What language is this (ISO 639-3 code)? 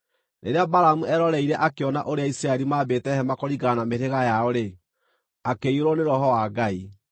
kik